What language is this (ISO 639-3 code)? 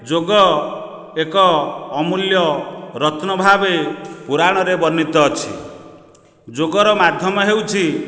ori